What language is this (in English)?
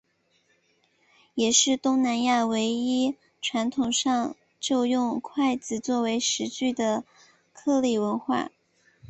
Chinese